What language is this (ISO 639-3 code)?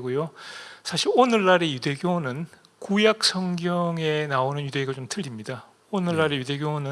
kor